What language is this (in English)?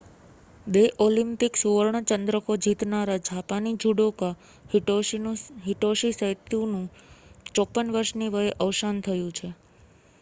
Gujarati